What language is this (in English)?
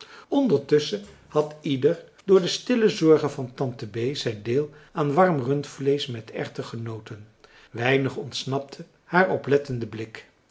Dutch